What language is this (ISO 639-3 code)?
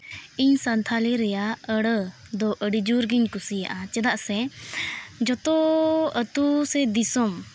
sat